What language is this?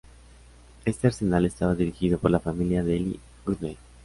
Spanish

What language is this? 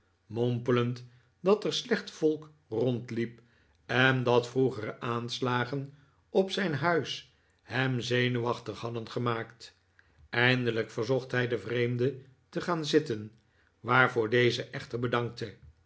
Dutch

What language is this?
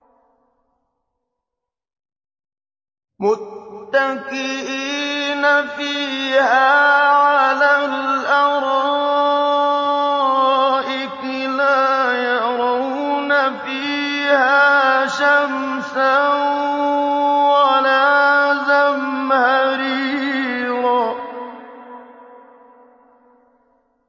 Arabic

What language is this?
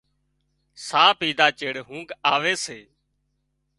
Wadiyara Koli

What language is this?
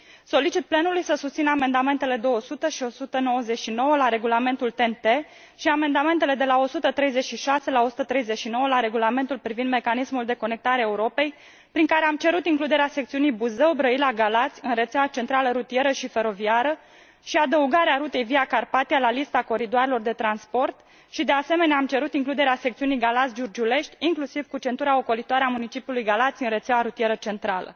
Romanian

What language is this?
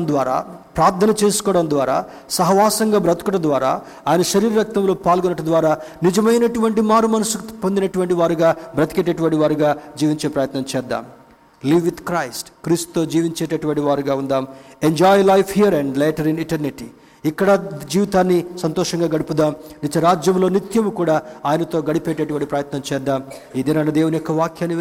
Telugu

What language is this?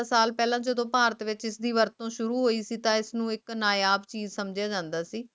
Punjabi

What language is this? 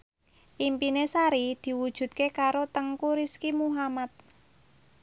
Javanese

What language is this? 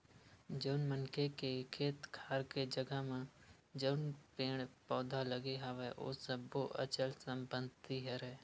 Chhattisgarhi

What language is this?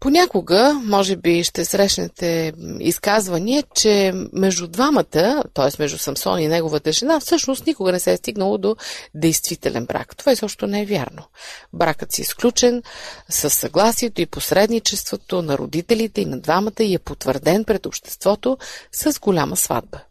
Bulgarian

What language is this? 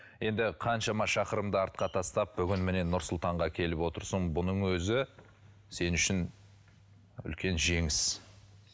Kazakh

